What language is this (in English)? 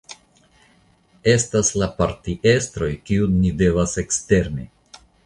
Esperanto